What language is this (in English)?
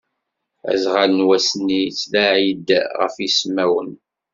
Kabyle